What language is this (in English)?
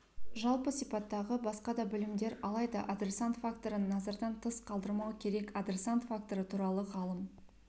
Kazakh